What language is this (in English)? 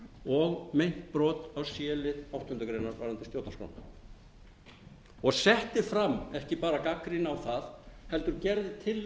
Icelandic